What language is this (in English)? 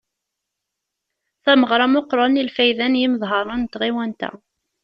Kabyle